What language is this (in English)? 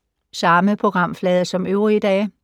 Danish